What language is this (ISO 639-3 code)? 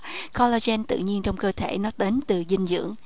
vie